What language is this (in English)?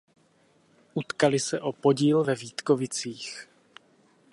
Czech